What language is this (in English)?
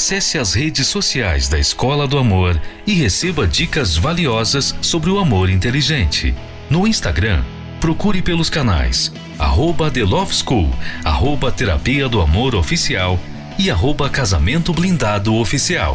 Portuguese